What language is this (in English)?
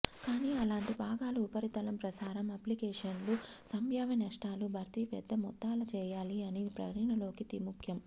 Telugu